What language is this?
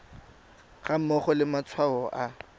Tswana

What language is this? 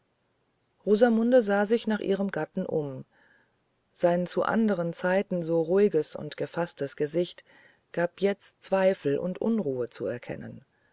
German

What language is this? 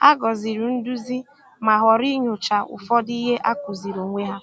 Igbo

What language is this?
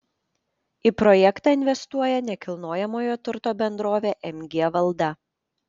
Lithuanian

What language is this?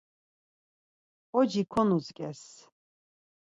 Laz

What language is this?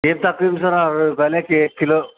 Telugu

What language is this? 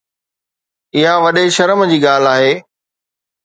Sindhi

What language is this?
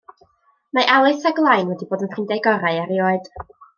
Welsh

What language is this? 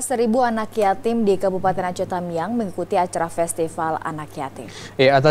Indonesian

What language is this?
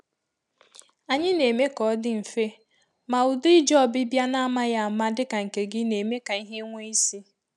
Igbo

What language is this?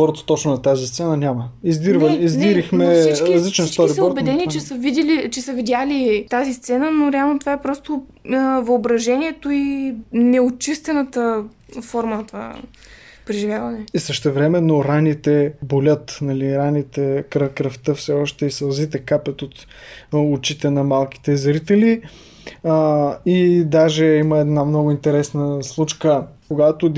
Bulgarian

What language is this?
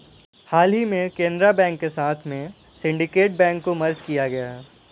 Hindi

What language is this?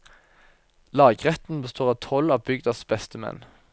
Norwegian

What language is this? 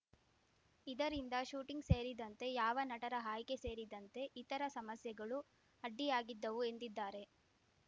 Kannada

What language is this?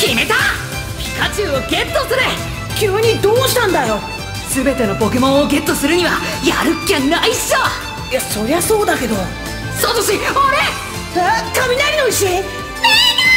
Japanese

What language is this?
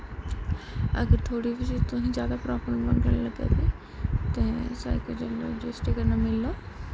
Dogri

